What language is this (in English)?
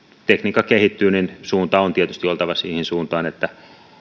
Finnish